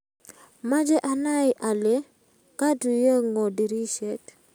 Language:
Kalenjin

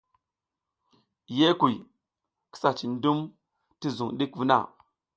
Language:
South Giziga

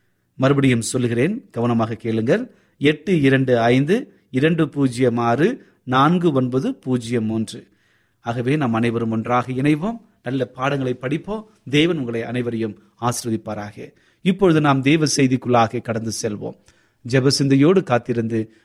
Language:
Tamil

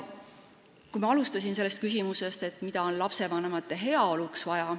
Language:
Estonian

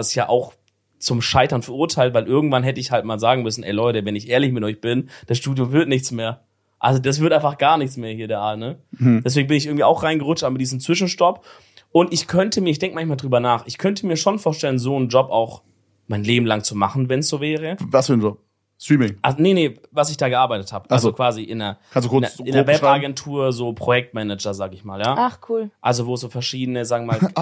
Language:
German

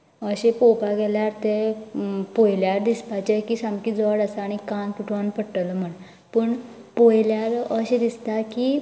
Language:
Konkani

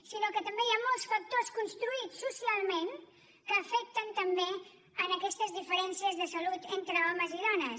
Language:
Catalan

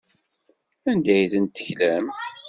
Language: Kabyle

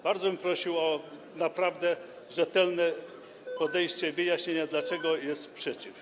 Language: Polish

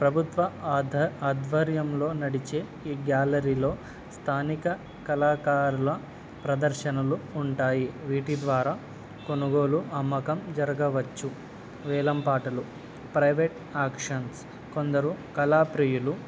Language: Telugu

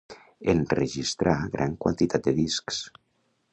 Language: Catalan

